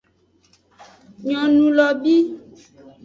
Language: Aja (Benin)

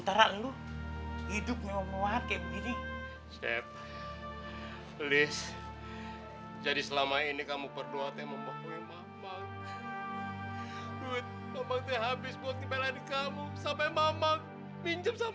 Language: Indonesian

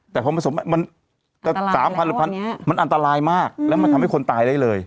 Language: Thai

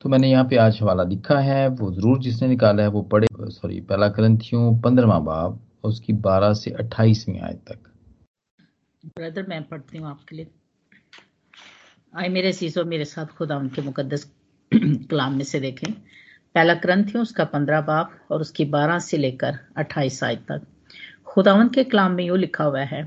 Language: Hindi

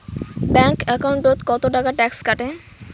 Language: Bangla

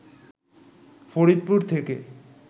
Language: Bangla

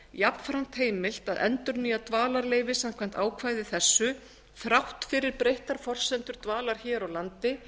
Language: Icelandic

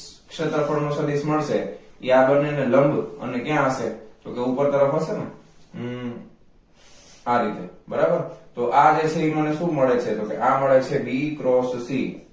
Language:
Gujarati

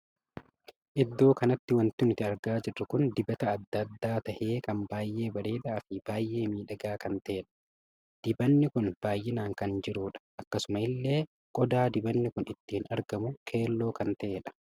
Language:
Oromo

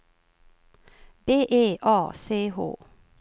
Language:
Swedish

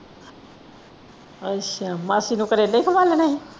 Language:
Punjabi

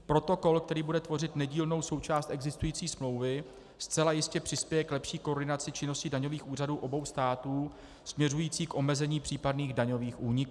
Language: Czech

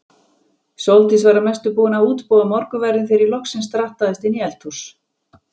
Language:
Icelandic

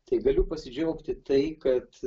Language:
Lithuanian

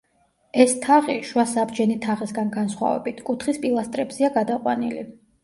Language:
Georgian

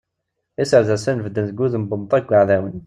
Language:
Kabyle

